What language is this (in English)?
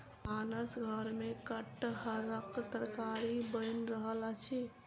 Maithili